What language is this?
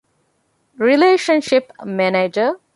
Divehi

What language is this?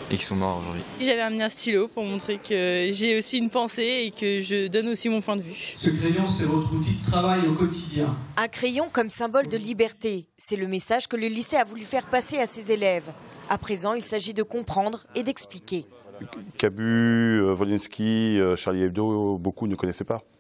French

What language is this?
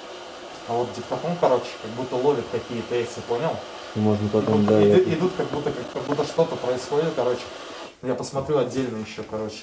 Russian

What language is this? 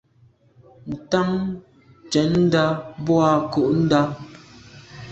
Medumba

